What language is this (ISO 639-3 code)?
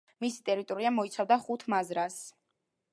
kat